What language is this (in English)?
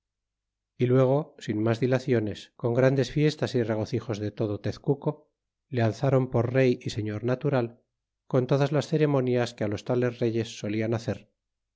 Spanish